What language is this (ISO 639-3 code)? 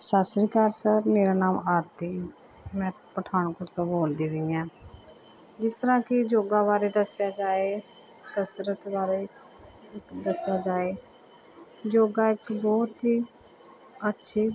pan